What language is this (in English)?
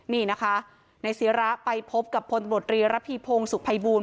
Thai